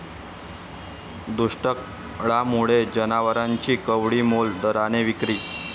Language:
Marathi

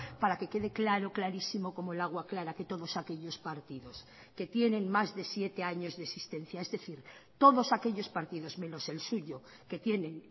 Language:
Spanish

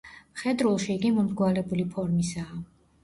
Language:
Georgian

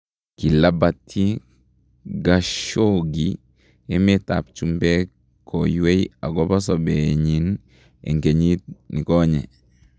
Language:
Kalenjin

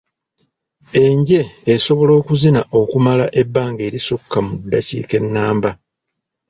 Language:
Ganda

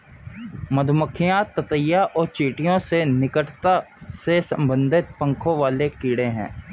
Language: Hindi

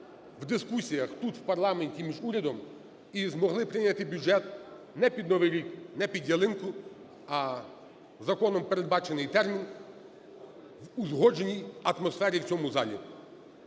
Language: Ukrainian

